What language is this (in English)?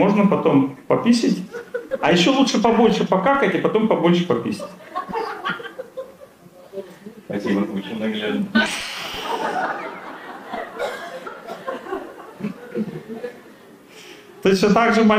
Russian